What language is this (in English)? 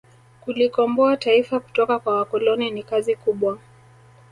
Swahili